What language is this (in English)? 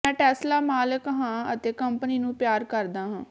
Punjabi